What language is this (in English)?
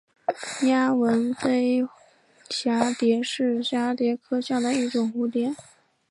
Chinese